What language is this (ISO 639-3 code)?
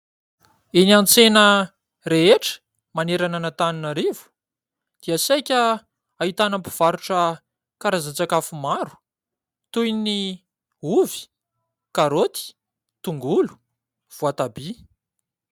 mlg